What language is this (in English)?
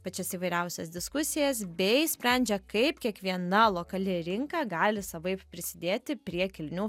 Lithuanian